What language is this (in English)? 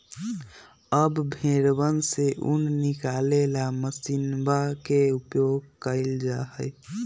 Magahi